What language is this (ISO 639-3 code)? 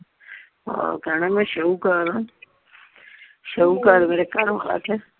pan